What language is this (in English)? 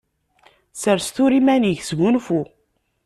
Kabyle